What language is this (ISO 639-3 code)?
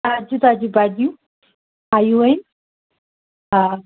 snd